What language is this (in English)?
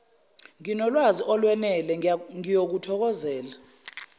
Zulu